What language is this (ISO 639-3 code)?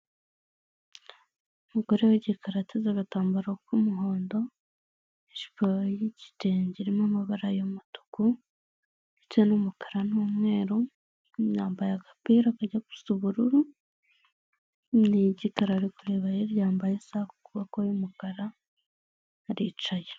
kin